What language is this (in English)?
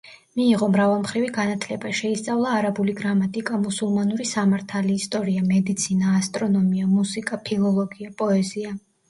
Georgian